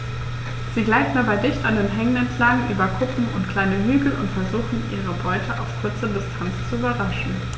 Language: German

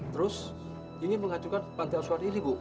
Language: Indonesian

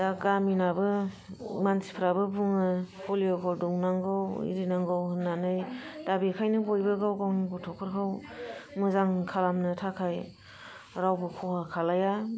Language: Bodo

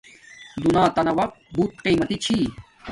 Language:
Domaaki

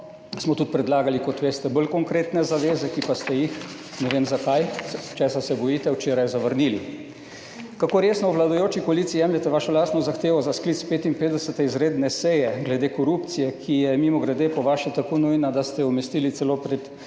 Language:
Slovenian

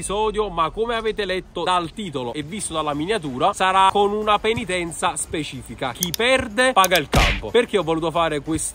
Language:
Italian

